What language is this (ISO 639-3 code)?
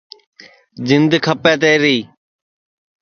ssi